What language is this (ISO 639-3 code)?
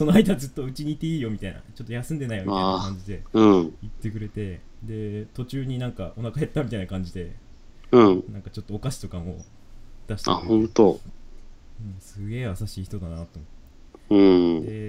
jpn